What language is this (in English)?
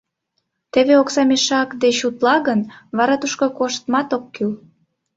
Mari